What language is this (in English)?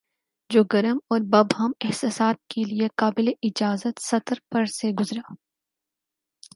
Urdu